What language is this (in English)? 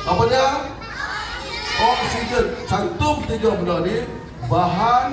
Malay